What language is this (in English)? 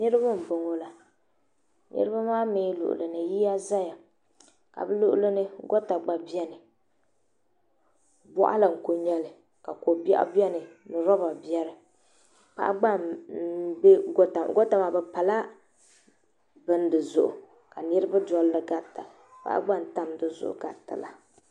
Dagbani